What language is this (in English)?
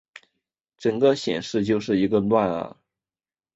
Chinese